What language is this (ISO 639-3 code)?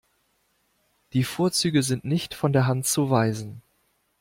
deu